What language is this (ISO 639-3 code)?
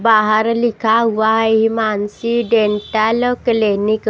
hin